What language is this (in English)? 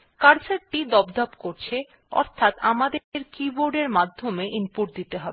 Bangla